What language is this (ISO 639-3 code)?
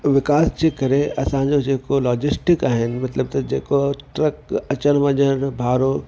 snd